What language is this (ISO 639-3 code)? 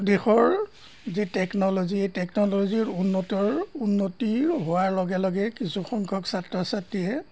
asm